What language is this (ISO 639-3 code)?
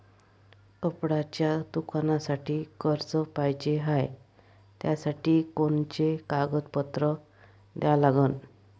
mar